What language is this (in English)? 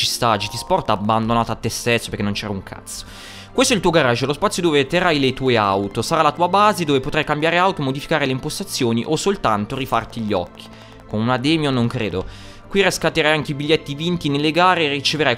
Italian